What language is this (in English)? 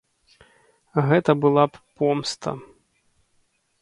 Belarusian